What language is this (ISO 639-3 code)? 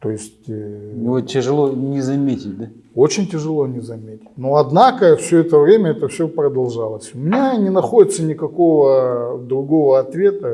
rus